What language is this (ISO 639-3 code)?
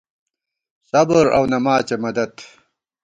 gwt